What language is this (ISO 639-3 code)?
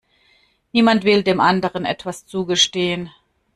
deu